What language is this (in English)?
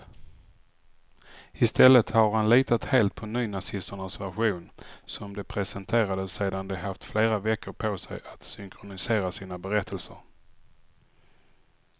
Swedish